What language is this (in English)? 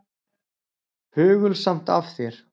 Icelandic